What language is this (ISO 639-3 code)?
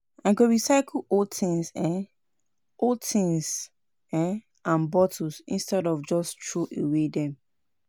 pcm